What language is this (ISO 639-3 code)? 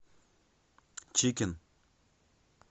rus